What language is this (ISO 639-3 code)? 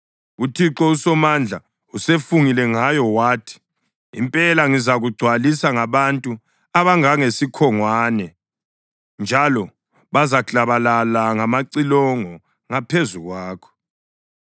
nde